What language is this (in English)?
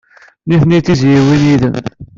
Kabyle